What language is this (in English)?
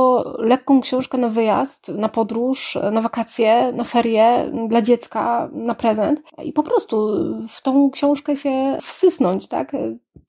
Polish